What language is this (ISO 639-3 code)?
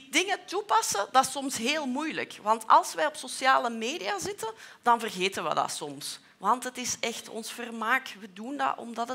nld